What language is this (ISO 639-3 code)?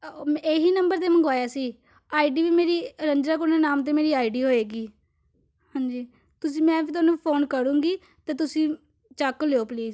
pan